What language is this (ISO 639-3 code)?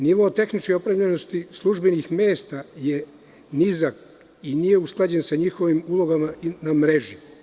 srp